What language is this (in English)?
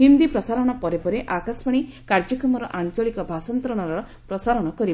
Odia